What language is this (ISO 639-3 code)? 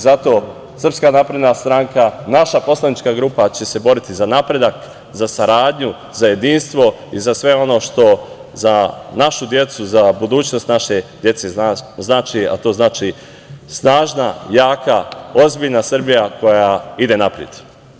srp